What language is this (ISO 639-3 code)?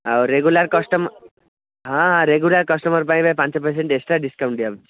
ori